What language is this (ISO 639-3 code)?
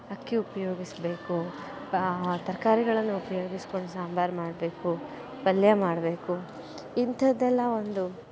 kan